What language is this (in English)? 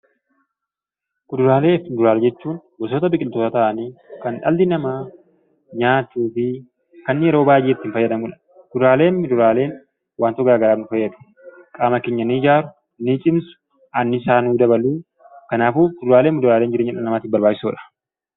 Oromo